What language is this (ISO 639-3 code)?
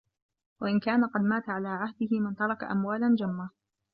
ara